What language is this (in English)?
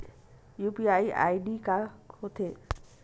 Chhattisgarhi